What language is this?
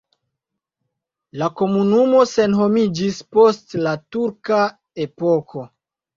Esperanto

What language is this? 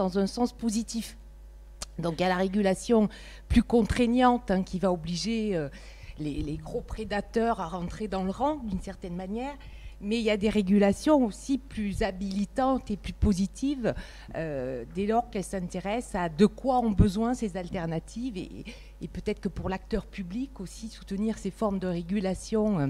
French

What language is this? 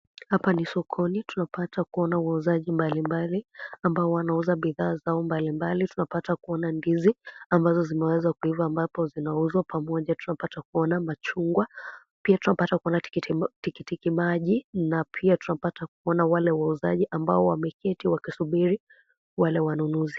Swahili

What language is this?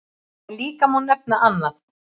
Icelandic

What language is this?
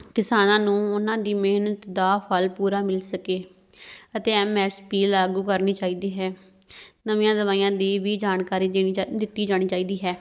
Punjabi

